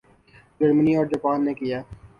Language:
Urdu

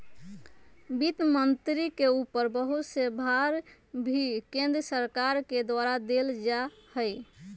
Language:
Magahi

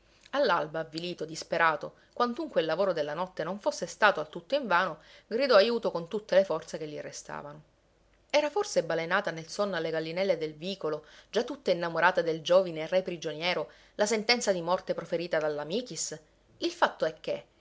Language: Italian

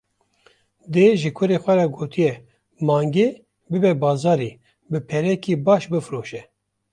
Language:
Kurdish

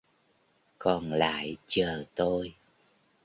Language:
Vietnamese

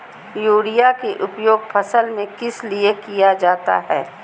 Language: Magahi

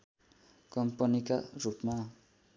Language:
Nepali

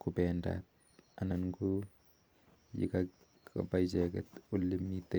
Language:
Kalenjin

